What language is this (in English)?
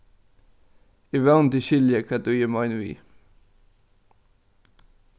Faroese